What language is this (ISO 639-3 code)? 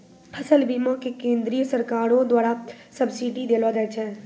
mai